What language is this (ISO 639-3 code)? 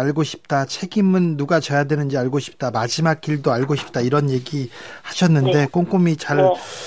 kor